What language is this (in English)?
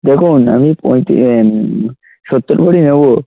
Bangla